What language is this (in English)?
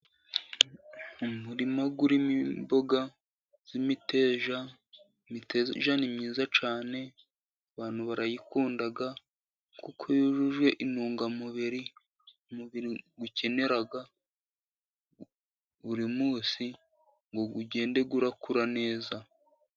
Kinyarwanda